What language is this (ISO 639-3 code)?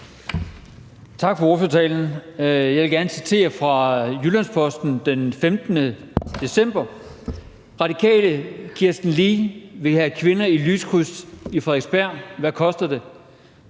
dan